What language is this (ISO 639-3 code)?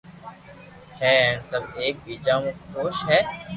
lrk